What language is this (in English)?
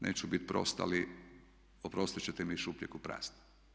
Croatian